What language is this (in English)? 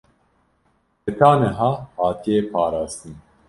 Kurdish